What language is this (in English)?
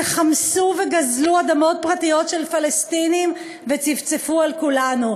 Hebrew